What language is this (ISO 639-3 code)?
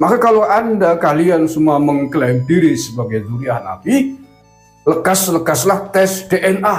ind